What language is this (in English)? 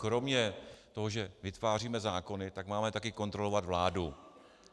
Czech